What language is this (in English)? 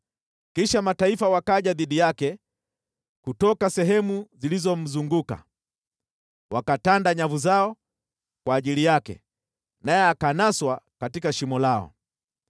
Swahili